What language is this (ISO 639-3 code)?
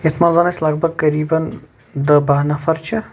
kas